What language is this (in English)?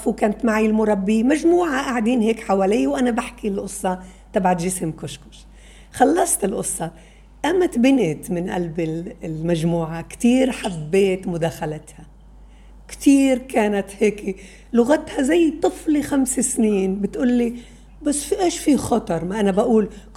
Arabic